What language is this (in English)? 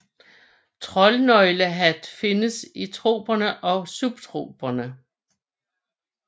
Danish